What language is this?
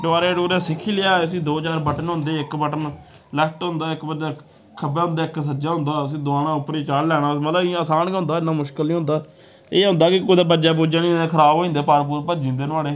Dogri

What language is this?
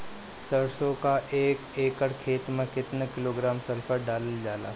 Bhojpuri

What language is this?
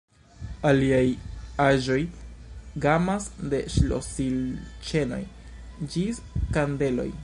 Esperanto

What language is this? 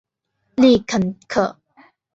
Chinese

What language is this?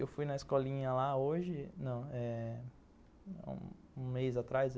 Portuguese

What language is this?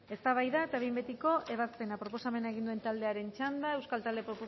Basque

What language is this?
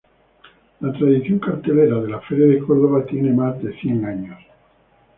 Spanish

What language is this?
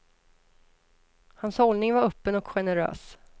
Swedish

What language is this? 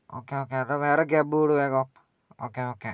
Malayalam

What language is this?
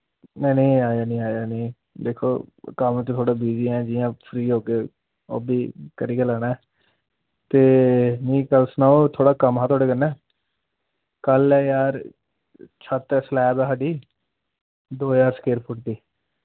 Dogri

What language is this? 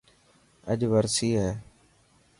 Dhatki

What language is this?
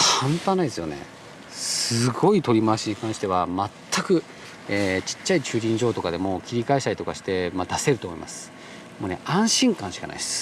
Japanese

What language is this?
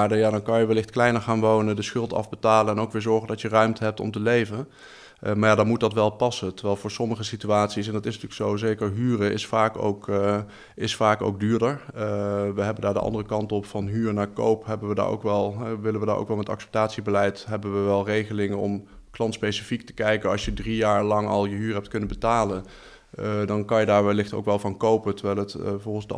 Dutch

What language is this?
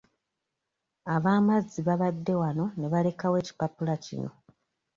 Ganda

